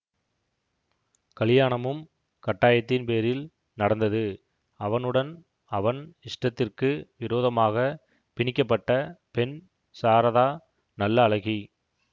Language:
Tamil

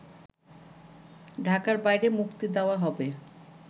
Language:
Bangla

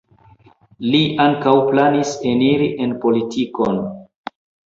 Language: Esperanto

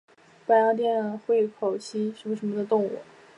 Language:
Chinese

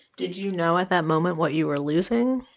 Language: English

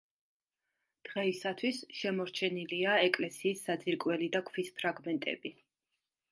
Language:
Georgian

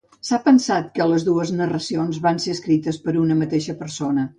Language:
Catalan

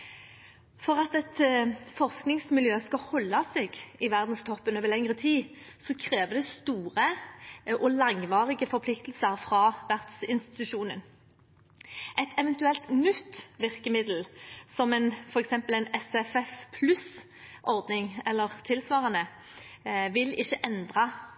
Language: Norwegian Bokmål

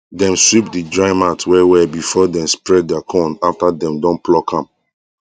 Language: Nigerian Pidgin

